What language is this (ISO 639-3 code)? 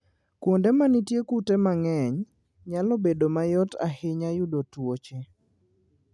luo